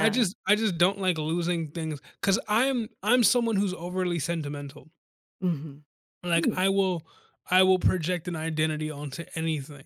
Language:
English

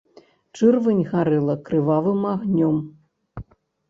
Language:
Belarusian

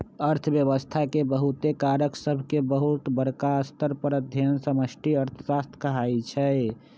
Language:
Magahi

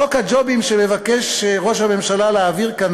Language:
Hebrew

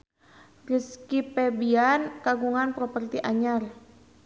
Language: Sundanese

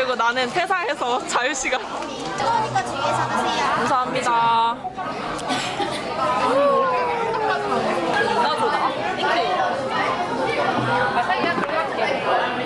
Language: Korean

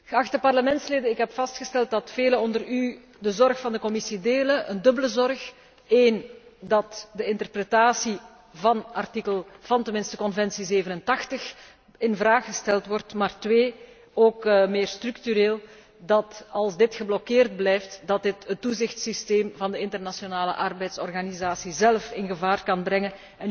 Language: Dutch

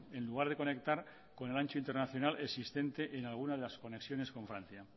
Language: Spanish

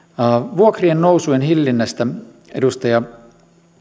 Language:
Finnish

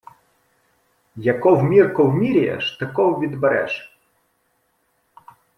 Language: Ukrainian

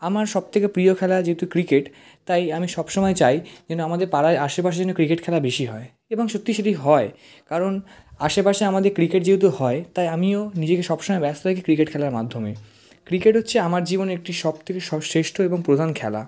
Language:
Bangla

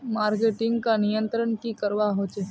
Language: Magahi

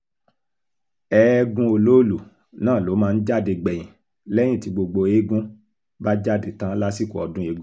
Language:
Yoruba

